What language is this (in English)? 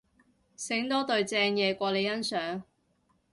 Cantonese